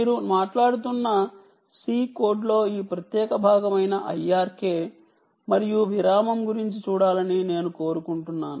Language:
Telugu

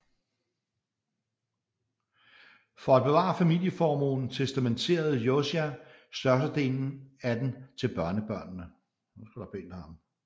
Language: Danish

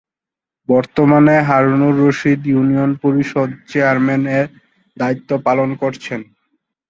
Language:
Bangla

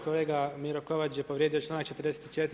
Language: Croatian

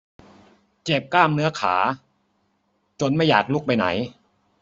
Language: Thai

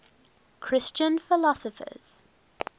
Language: English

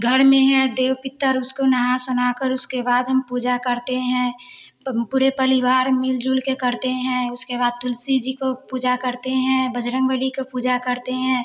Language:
Hindi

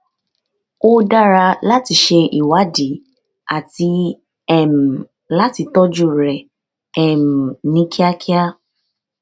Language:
Yoruba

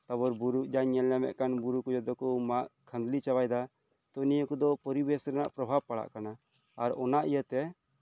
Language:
Santali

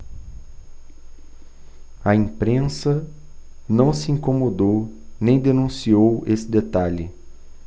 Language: Portuguese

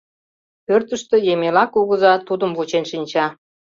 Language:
Mari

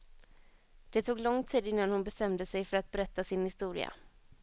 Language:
Swedish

